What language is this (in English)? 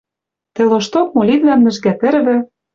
Western Mari